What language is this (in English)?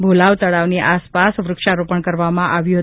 Gujarati